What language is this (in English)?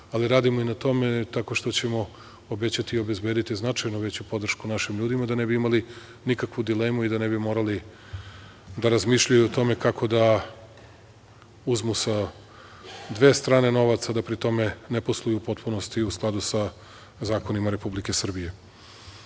Serbian